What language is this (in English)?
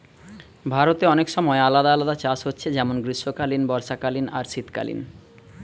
Bangla